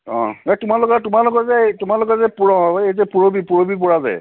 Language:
Assamese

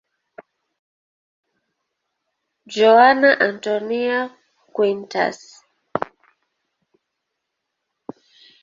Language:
Swahili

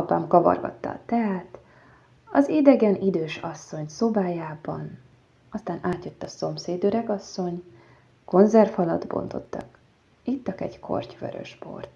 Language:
Hungarian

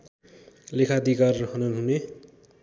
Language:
Nepali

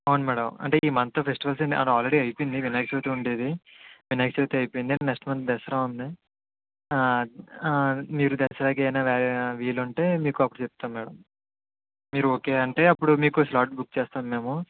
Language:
Telugu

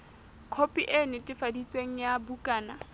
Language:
Southern Sotho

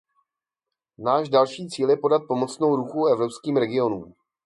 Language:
Czech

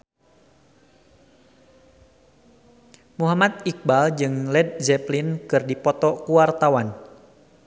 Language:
Sundanese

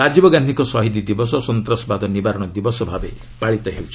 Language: Odia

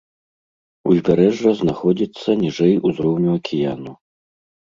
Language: Belarusian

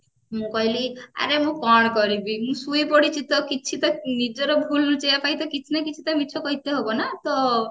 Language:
Odia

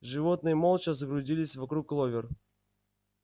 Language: Russian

